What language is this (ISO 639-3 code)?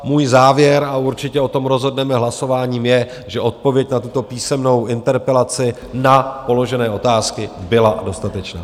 ces